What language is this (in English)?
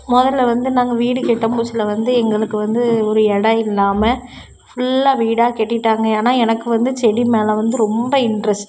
Tamil